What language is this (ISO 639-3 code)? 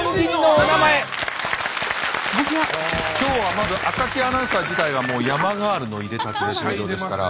jpn